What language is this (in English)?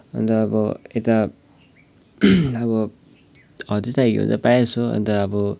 Nepali